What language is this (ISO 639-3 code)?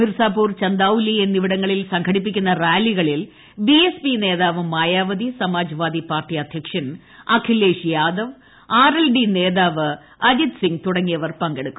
mal